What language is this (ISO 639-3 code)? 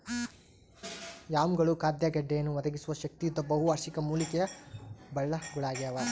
kan